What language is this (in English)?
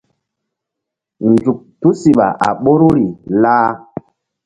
Mbum